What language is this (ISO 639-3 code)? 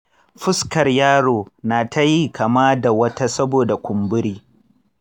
hau